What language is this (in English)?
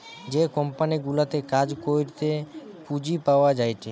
Bangla